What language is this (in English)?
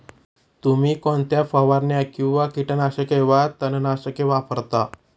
Marathi